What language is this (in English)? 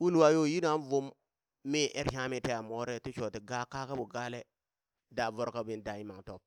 Burak